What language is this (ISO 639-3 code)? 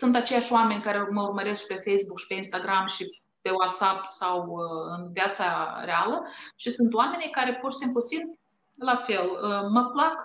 ron